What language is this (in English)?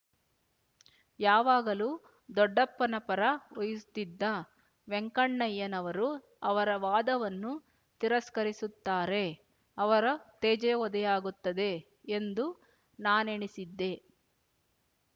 Kannada